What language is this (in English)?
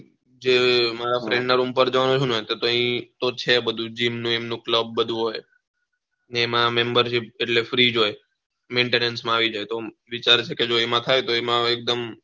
Gujarati